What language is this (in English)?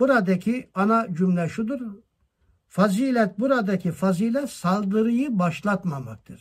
Turkish